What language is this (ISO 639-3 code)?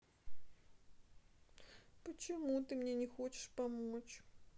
rus